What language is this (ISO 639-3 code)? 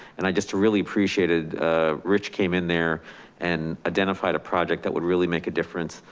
eng